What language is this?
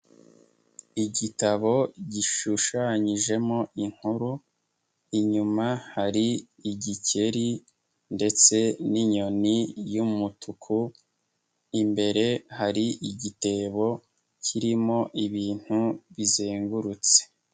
Kinyarwanda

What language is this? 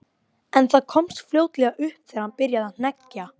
Icelandic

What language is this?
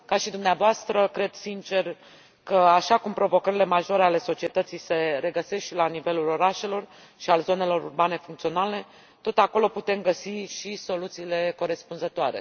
Romanian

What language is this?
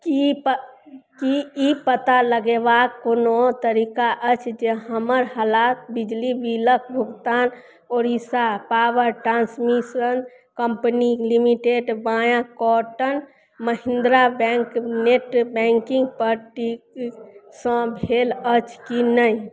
Maithili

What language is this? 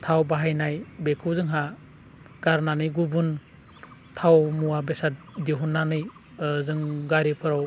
Bodo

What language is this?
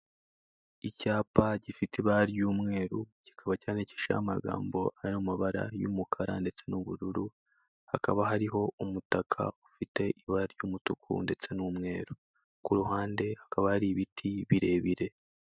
Kinyarwanda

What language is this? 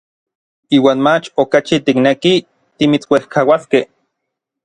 Orizaba Nahuatl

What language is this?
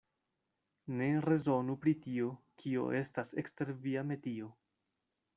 Esperanto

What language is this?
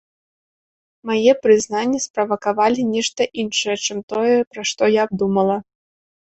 Belarusian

